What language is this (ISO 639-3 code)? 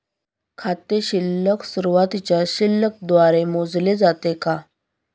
mar